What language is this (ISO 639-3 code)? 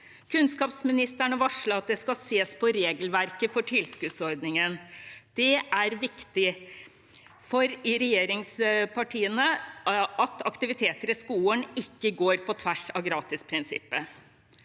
nor